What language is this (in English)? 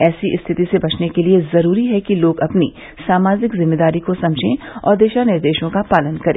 Hindi